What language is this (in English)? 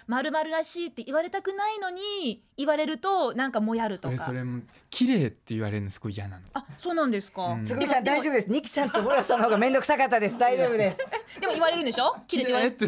Japanese